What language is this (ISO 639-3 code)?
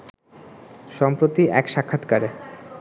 ben